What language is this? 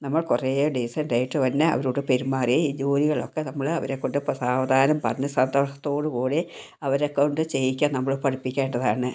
Malayalam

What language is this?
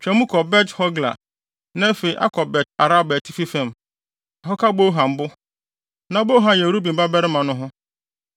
Akan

